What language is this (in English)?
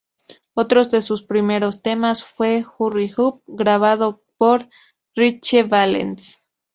Spanish